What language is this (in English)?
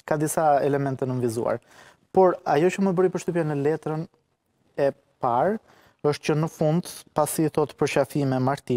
Romanian